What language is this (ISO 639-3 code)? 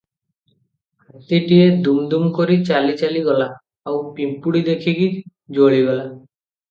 ori